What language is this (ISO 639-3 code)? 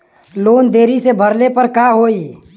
bho